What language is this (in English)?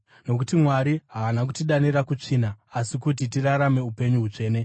Shona